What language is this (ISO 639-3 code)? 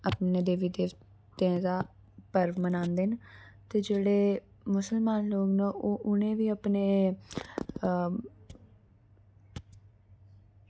doi